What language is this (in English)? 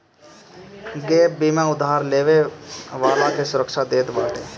Bhojpuri